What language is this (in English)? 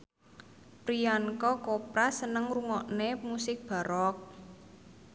Javanese